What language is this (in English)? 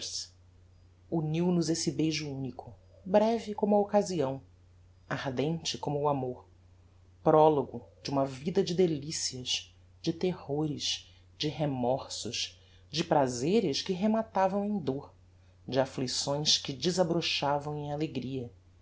Portuguese